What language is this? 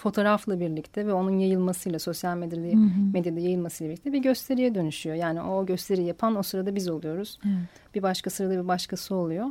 Turkish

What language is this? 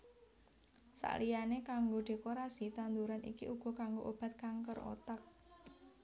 Javanese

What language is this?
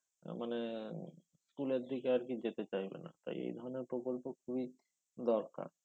Bangla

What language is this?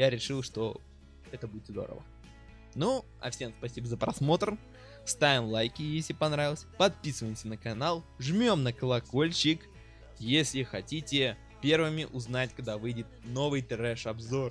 Russian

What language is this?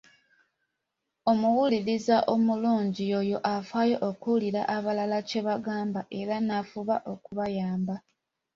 Ganda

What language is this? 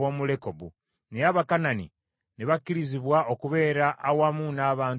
Ganda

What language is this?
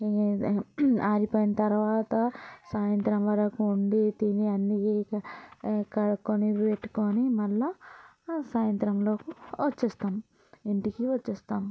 Telugu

